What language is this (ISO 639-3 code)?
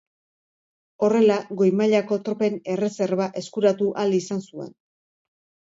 eus